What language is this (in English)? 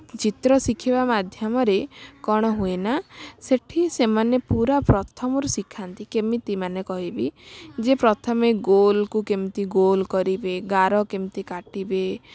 Odia